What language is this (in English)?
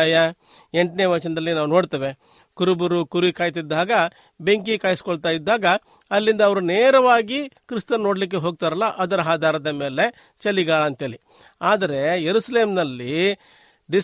Kannada